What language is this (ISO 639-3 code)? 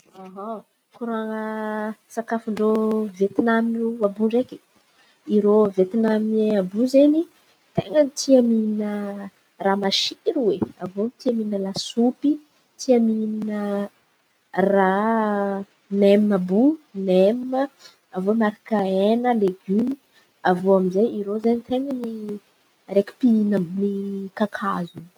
xmv